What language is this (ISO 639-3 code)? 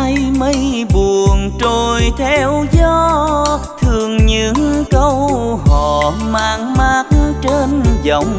vie